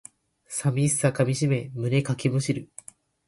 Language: Japanese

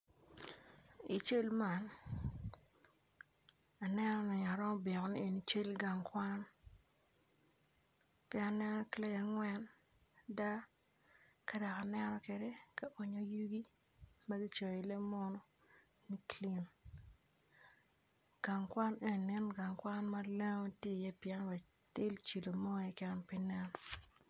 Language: Acoli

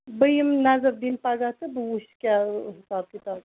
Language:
Kashmiri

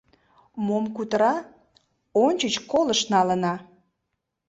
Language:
Mari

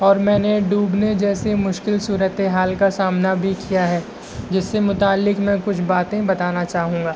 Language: Urdu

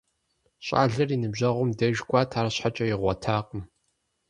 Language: Kabardian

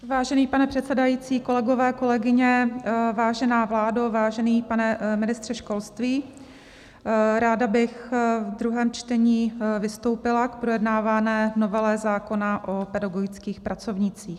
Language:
Czech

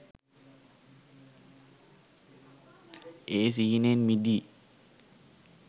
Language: Sinhala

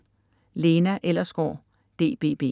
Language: Danish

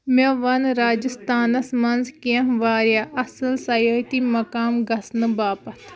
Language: Kashmiri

